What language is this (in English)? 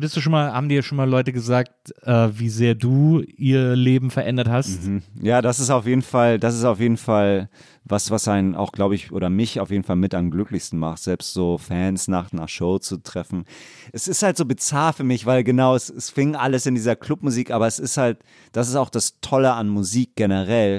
German